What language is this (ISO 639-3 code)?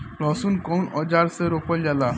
bho